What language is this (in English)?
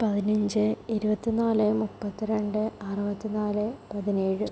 Malayalam